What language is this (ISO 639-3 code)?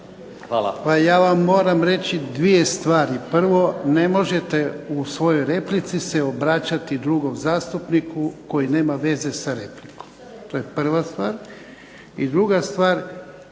hrv